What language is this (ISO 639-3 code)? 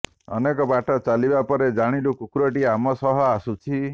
ori